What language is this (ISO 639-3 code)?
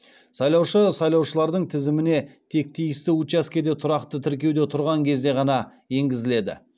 kaz